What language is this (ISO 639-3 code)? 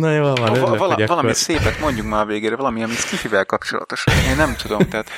hun